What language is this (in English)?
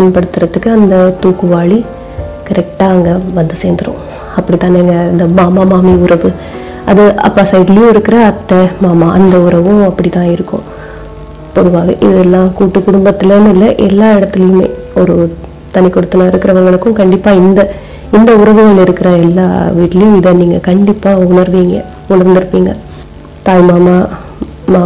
Tamil